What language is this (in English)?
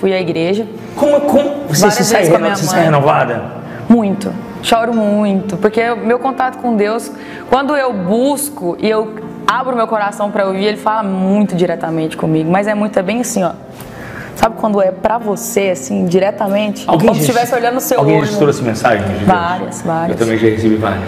Portuguese